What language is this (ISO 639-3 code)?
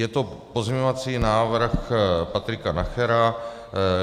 ces